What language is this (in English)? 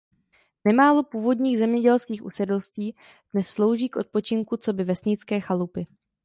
Czech